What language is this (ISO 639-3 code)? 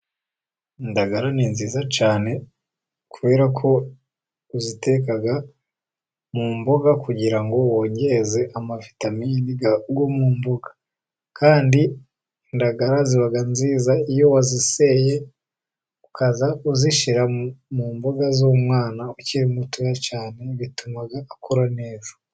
kin